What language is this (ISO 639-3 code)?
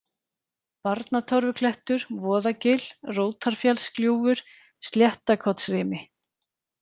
isl